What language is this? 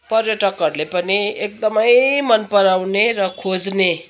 Nepali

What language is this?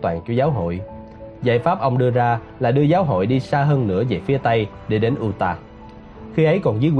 Vietnamese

